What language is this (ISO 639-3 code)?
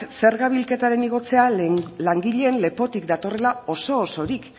eus